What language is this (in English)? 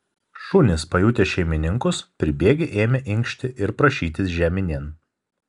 Lithuanian